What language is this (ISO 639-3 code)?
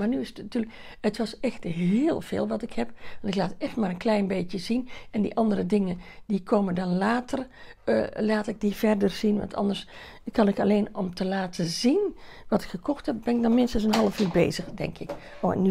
nld